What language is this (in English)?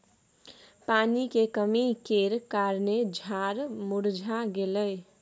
Maithili